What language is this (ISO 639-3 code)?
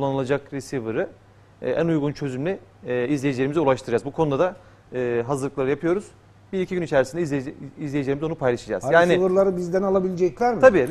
tur